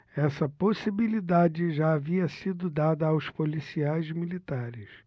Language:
Portuguese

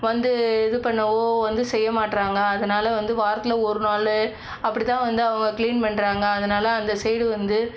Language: Tamil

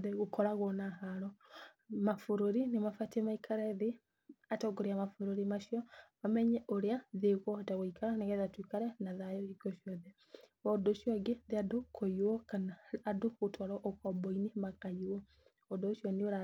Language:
Kikuyu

